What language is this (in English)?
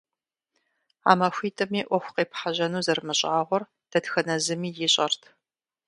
Kabardian